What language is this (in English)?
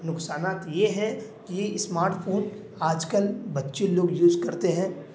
Urdu